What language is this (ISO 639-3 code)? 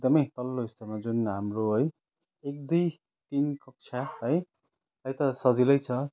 nep